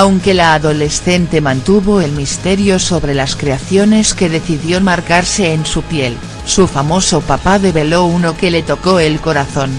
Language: Spanish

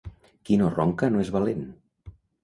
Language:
Catalan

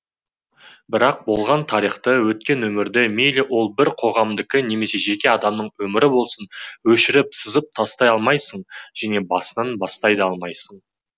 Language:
Kazakh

